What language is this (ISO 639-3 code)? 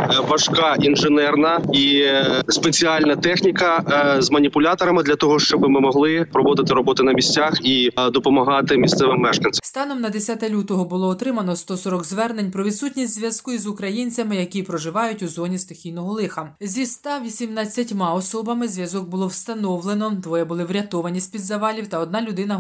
ukr